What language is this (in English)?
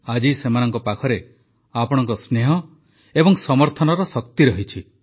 Odia